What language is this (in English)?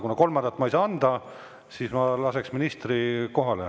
Estonian